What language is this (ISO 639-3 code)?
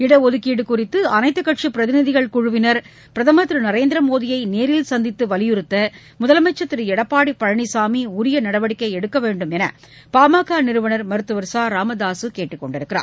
tam